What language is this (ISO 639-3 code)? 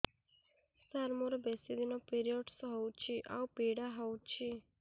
ori